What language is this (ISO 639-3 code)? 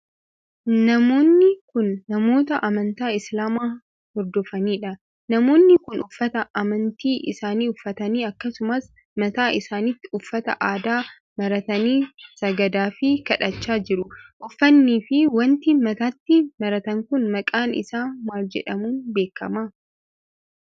orm